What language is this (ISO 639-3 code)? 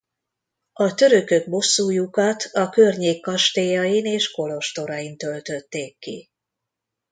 hun